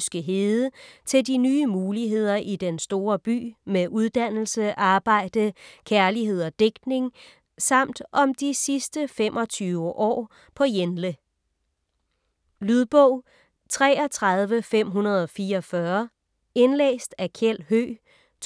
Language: Danish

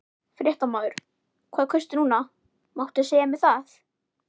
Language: Icelandic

